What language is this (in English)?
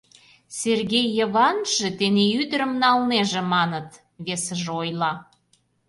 Mari